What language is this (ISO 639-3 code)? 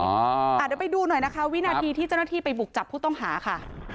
tha